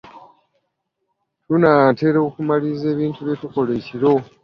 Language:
Ganda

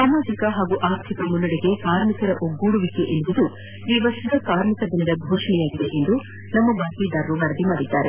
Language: Kannada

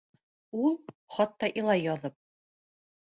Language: Bashkir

